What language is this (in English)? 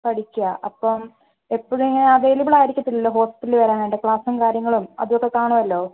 Malayalam